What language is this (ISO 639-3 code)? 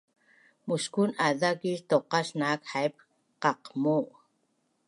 bnn